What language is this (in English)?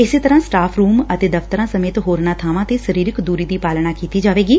Punjabi